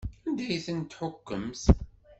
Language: Kabyle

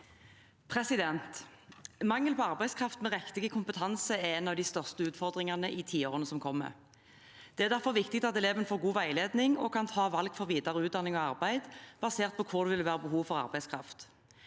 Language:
Norwegian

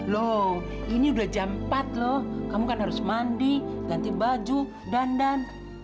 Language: Indonesian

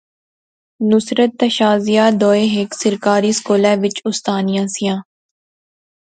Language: Pahari-Potwari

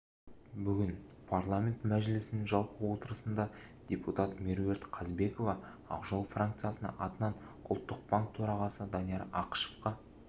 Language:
Kazakh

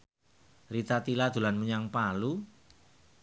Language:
Javanese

